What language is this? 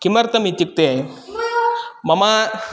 Sanskrit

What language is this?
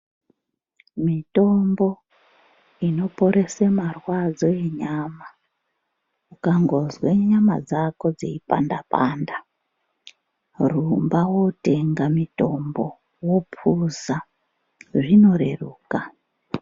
Ndau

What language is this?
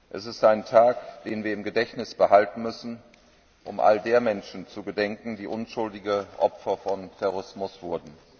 German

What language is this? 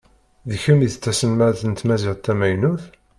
Kabyle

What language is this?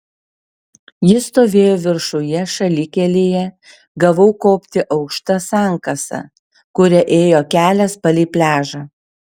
Lithuanian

